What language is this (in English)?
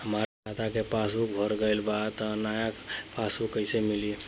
Bhojpuri